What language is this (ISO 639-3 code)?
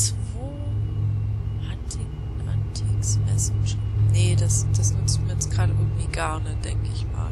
deu